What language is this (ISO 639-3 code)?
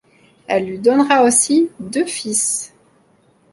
fra